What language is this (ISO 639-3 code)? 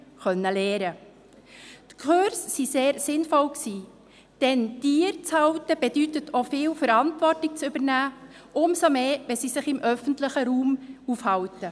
gsw